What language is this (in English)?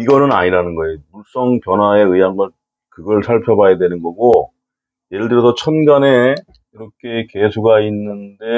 Korean